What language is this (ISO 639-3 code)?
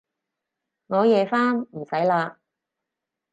yue